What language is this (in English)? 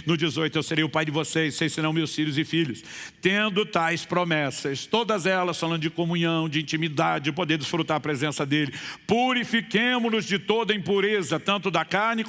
Portuguese